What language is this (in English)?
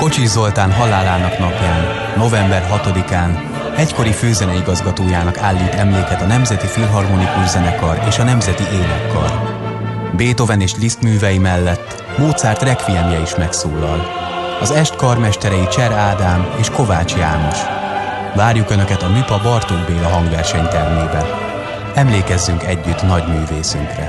Hungarian